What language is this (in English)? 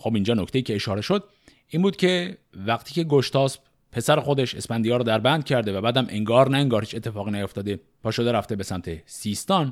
Persian